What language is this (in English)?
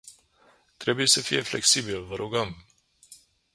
Romanian